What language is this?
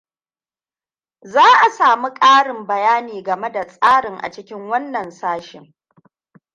Hausa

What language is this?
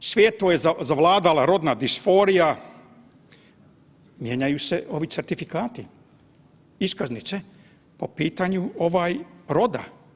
Croatian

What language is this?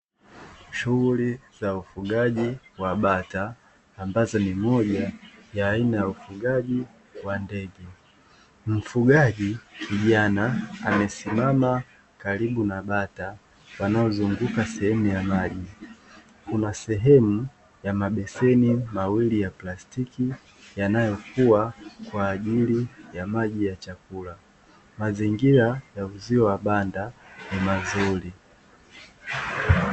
Swahili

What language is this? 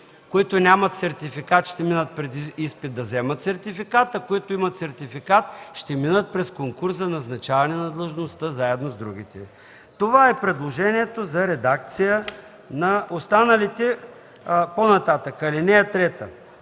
Bulgarian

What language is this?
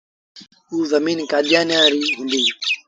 Sindhi Bhil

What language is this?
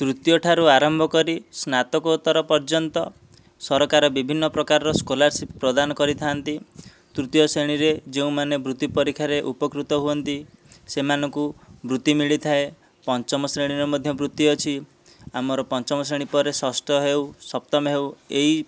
Odia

